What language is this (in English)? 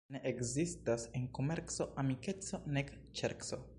Esperanto